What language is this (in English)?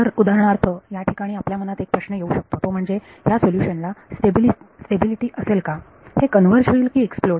Marathi